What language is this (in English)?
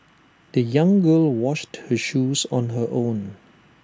English